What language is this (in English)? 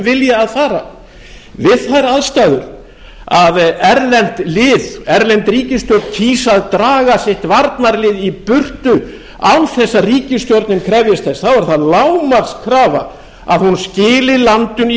Icelandic